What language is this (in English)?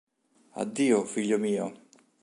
Italian